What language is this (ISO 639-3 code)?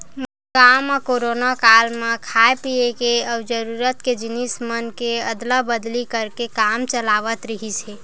hne